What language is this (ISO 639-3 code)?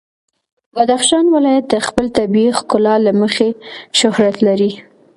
pus